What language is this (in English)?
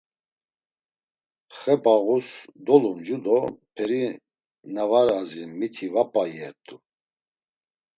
Laz